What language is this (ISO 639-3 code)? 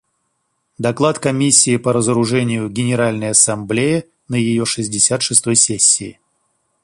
rus